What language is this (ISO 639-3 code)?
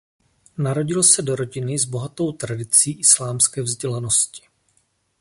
ces